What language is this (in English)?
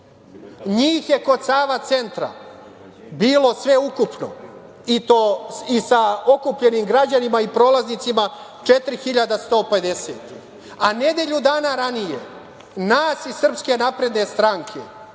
Serbian